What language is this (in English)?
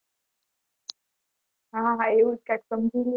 Gujarati